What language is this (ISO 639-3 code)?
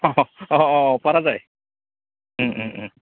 asm